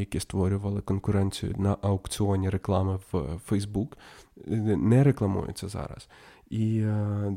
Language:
Ukrainian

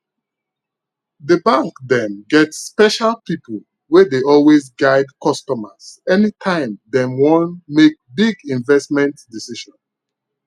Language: Nigerian Pidgin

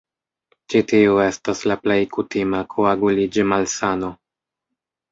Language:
Esperanto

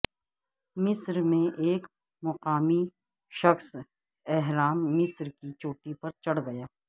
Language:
Urdu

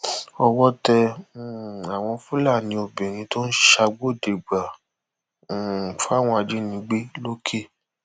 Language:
Yoruba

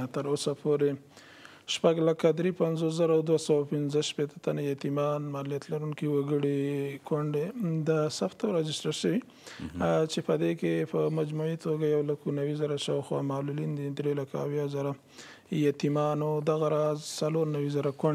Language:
Persian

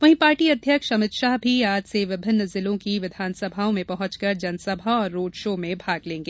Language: Hindi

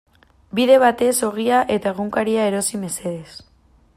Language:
Basque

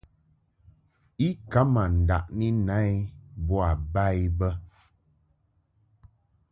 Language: Mungaka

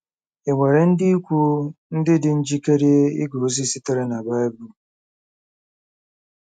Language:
Igbo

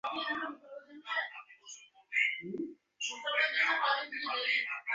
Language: Bangla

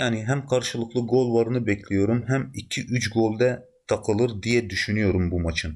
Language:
Turkish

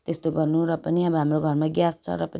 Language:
Nepali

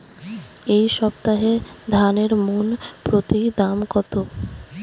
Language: Bangla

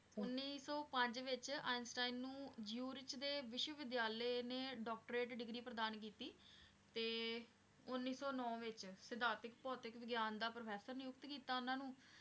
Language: Punjabi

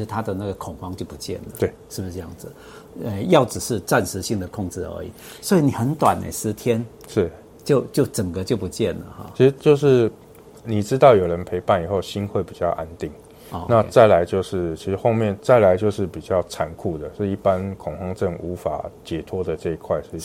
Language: Chinese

